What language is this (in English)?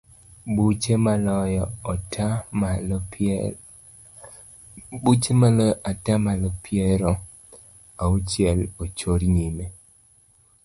Luo (Kenya and Tanzania)